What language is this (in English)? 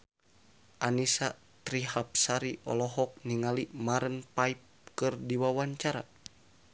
Sundanese